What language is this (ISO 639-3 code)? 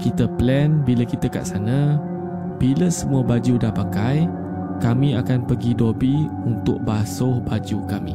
msa